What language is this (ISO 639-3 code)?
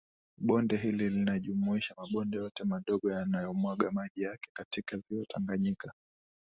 swa